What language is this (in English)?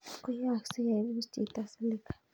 Kalenjin